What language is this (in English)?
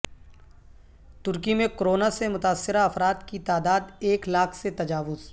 Urdu